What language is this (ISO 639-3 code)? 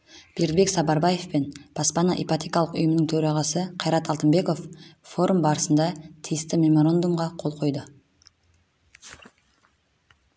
kaz